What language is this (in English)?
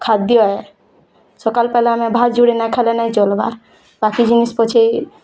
Odia